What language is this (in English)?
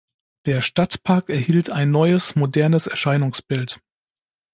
German